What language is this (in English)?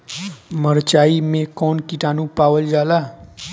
Bhojpuri